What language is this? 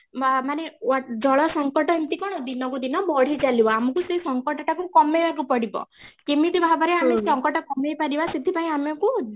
Odia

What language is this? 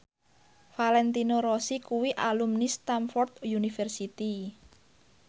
Javanese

